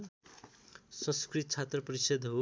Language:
Nepali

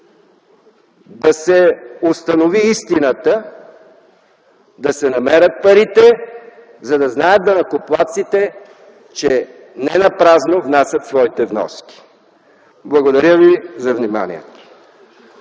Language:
Bulgarian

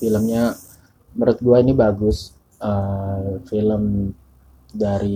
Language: Indonesian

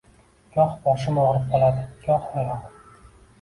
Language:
Uzbek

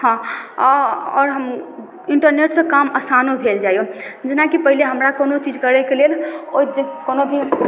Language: Maithili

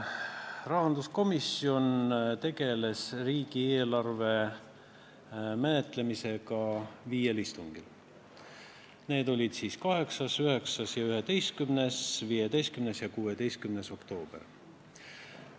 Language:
Estonian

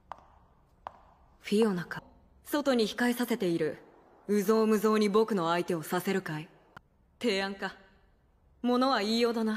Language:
Japanese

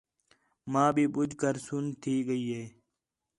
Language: Khetrani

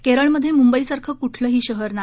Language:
Marathi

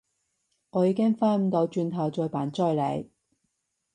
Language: Cantonese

